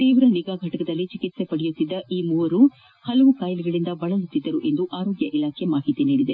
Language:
Kannada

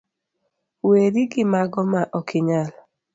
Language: Luo (Kenya and Tanzania)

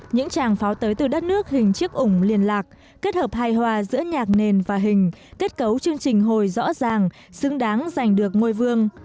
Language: Vietnamese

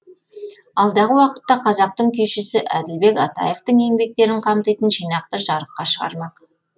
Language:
Kazakh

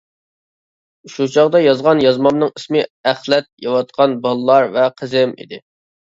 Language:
Uyghur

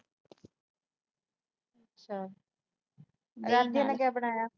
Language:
Punjabi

